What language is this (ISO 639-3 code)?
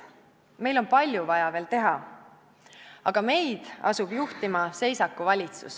est